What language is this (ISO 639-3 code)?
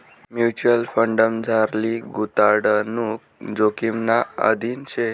mar